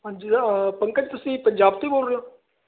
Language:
Punjabi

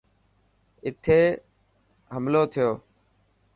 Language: Dhatki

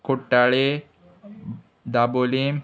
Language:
Konkani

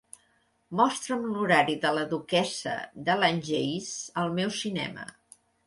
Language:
Catalan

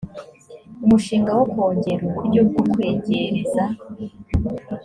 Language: Kinyarwanda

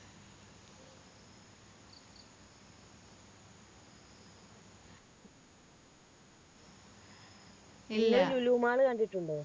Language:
Malayalam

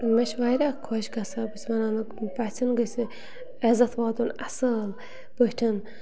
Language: Kashmiri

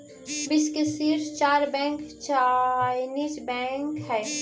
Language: Magahi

